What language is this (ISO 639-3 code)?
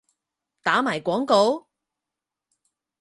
yue